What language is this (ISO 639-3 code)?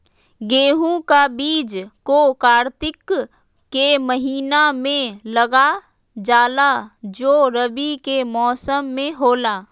mag